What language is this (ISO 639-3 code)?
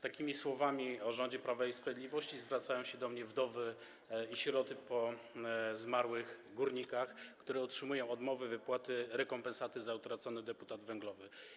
pol